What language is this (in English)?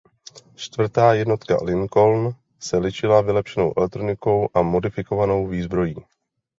Czech